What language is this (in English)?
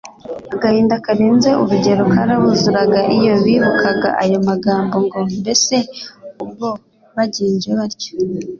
Kinyarwanda